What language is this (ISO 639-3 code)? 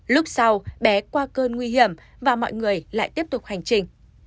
vie